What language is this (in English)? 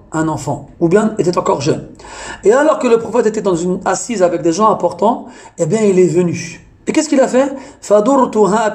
French